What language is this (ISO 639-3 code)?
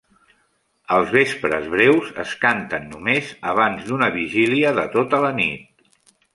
cat